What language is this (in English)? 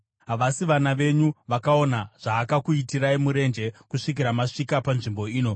Shona